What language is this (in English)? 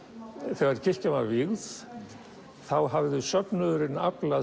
Icelandic